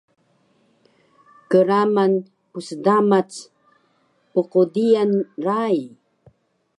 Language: Taroko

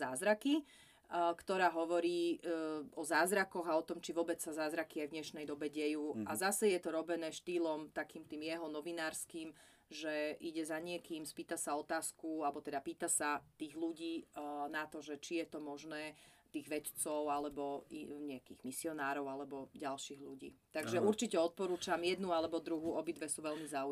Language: Slovak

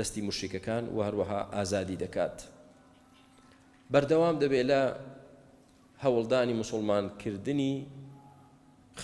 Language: Arabic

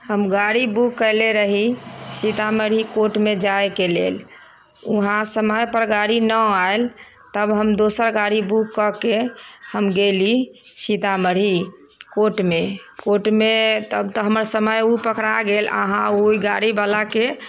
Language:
Maithili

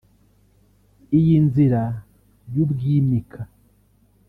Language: Kinyarwanda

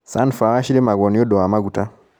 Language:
Kikuyu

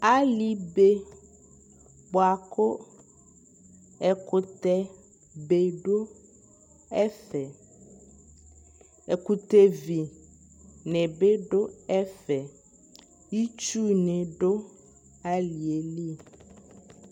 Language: Ikposo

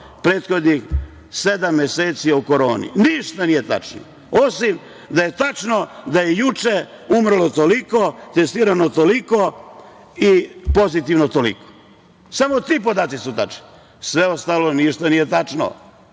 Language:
Serbian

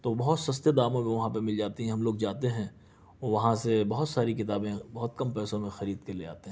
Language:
Urdu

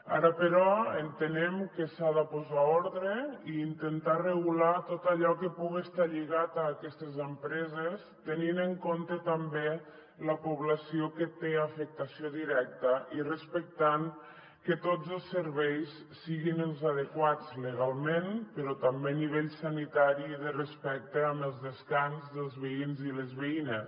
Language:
Catalan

